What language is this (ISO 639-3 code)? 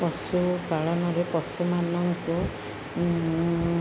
ori